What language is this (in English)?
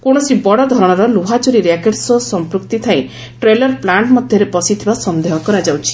Odia